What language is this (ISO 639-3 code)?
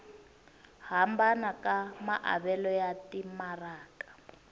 tso